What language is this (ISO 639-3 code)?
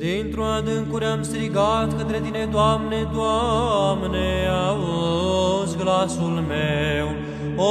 ron